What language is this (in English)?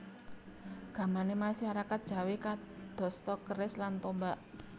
Javanese